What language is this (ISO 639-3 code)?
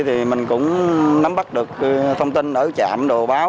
vie